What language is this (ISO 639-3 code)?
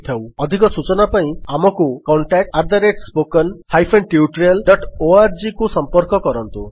ori